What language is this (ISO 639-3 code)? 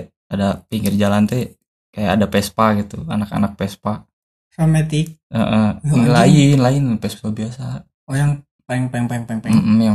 ind